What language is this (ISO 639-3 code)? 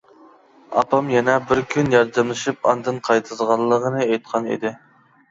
uig